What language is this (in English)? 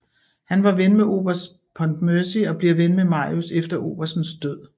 Danish